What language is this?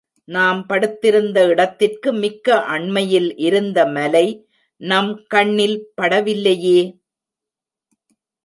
Tamil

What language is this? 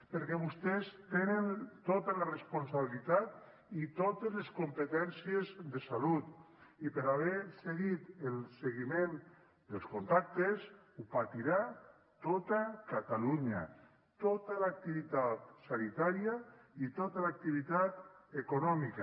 Catalan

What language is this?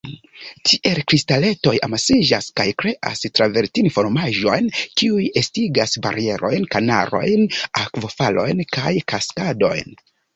Esperanto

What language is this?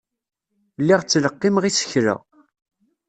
Kabyle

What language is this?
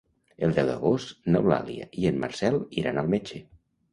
Catalan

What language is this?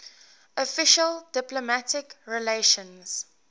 English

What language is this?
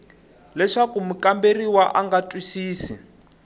Tsonga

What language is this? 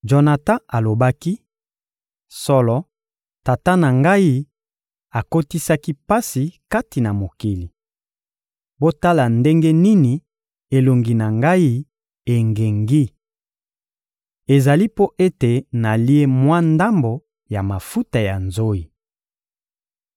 Lingala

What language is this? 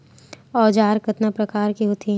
Chhattisgarhi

